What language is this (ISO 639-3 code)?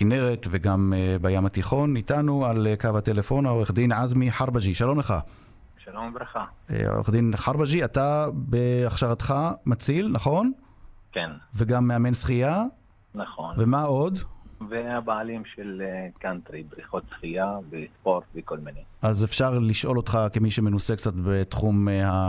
heb